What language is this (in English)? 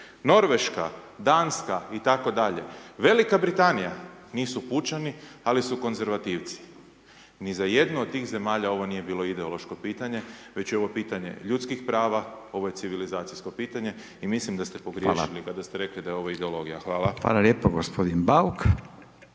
Croatian